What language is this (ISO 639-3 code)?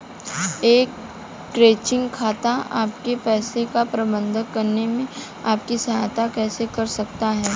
hin